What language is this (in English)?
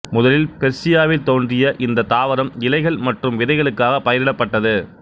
Tamil